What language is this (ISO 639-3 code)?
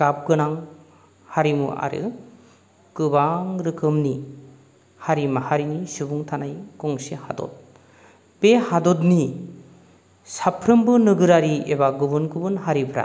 brx